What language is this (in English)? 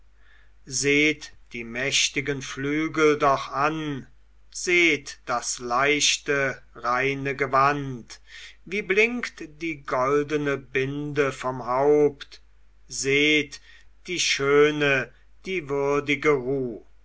German